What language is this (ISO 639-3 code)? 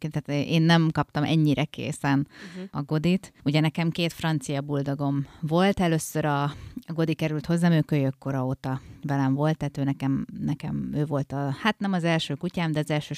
hun